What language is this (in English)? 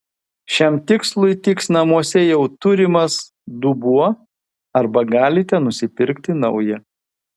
Lithuanian